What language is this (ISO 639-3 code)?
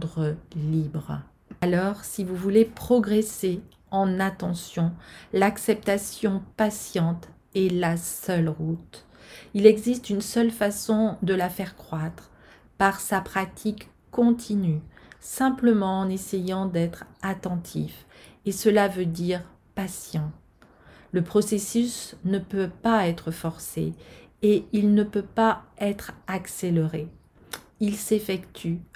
fra